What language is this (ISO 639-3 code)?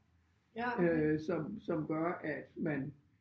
dan